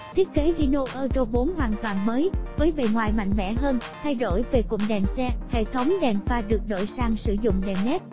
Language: Vietnamese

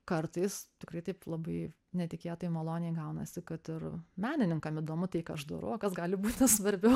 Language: Lithuanian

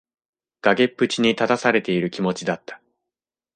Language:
Japanese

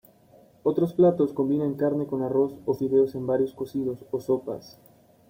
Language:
Spanish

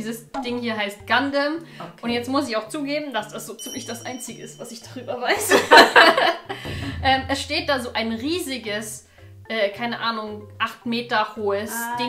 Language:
German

